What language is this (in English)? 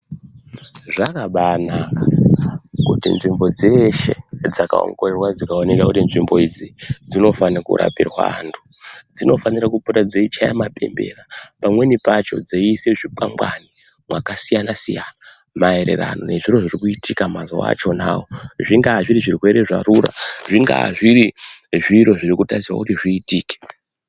Ndau